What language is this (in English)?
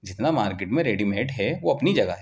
Urdu